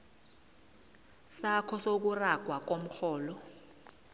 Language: South Ndebele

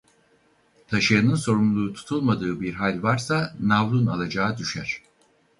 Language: Turkish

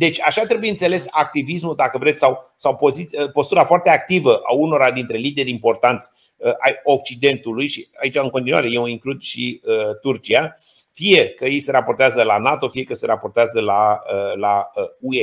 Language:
Romanian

